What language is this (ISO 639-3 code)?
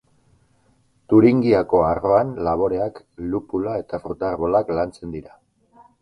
eus